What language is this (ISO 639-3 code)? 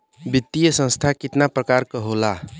bho